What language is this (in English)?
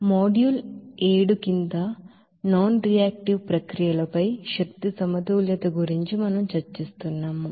Telugu